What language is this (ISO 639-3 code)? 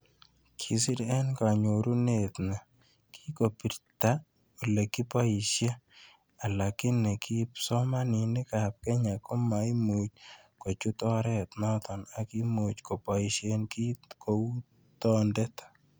kln